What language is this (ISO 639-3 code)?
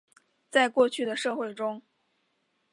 zho